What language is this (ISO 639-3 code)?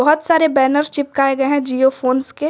hin